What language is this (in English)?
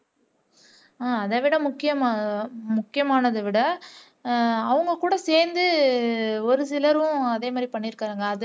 Tamil